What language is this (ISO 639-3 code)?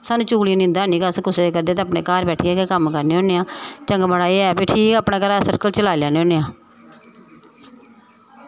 doi